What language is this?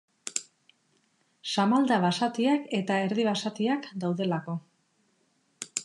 Basque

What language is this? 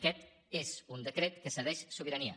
Catalan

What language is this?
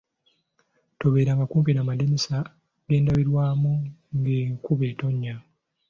Ganda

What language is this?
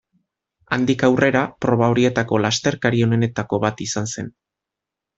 Basque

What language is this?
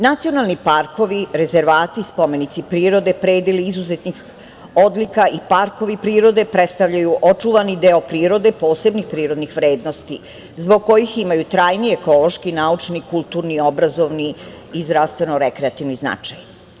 Serbian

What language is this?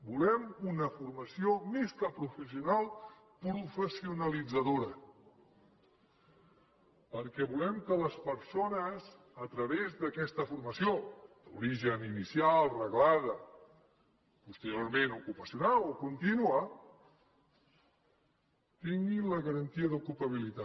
Catalan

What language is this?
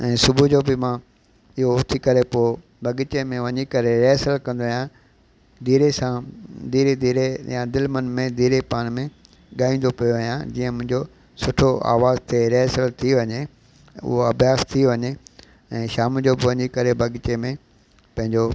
Sindhi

